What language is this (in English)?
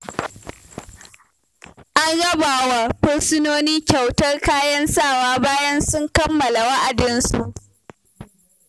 Hausa